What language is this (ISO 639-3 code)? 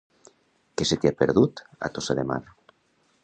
cat